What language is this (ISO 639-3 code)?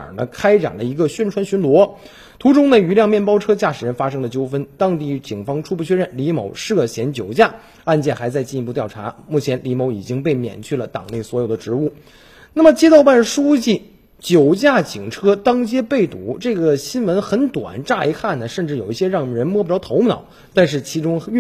zho